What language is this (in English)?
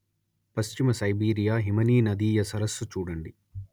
Telugu